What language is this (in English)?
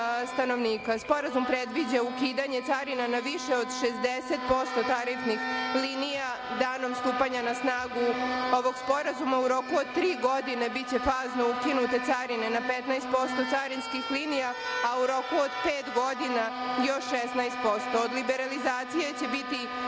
Serbian